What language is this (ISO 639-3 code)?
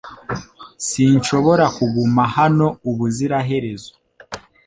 kin